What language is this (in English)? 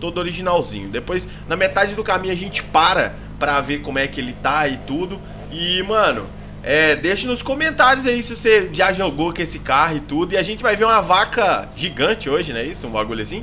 Portuguese